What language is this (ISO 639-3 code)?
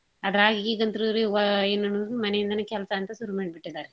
kan